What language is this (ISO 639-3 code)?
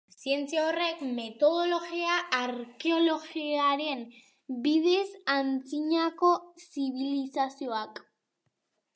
eus